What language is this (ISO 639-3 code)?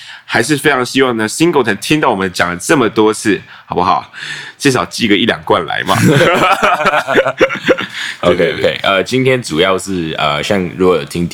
zho